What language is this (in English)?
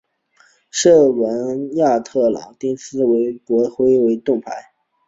Chinese